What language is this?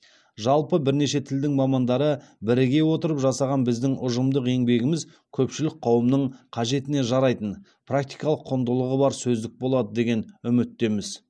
Kazakh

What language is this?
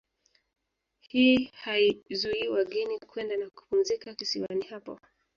Swahili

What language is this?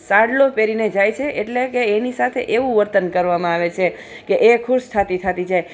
Gujarati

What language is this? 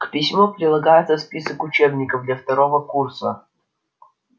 Russian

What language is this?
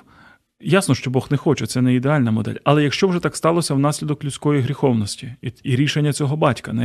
Ukrainian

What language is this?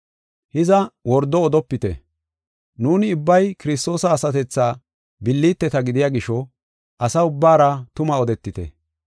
Gofa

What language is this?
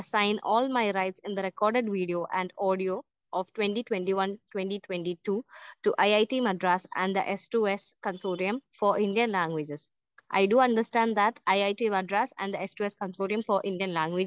Malayalam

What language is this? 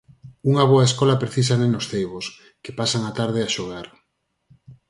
Galician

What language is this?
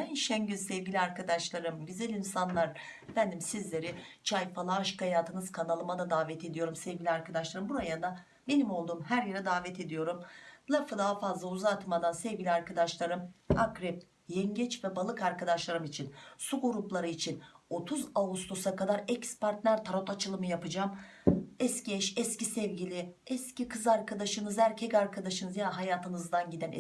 Turkish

